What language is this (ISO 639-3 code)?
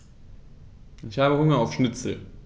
deu